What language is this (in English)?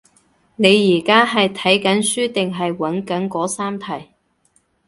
Cantonese